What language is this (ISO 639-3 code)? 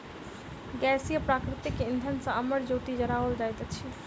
mai